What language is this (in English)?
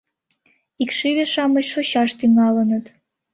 Mari